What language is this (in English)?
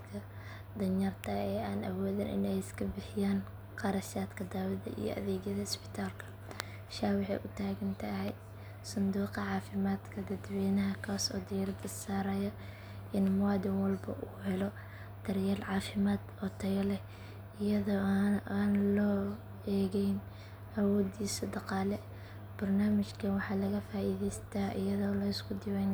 Somali